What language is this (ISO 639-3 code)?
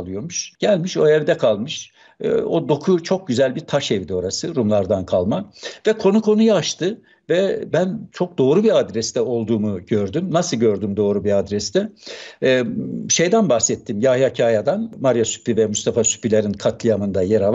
tur